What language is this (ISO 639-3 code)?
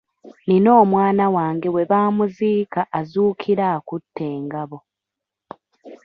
lug